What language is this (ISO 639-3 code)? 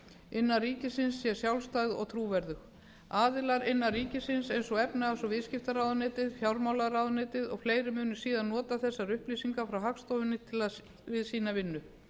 isl